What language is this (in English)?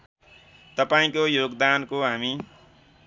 Nepali